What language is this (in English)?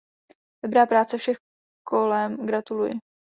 Czech